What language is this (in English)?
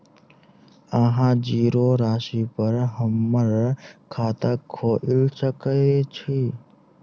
Maithili